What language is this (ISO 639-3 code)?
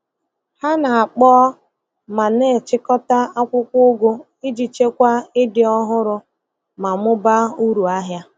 ibo